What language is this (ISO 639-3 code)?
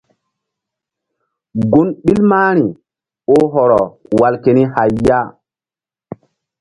mdd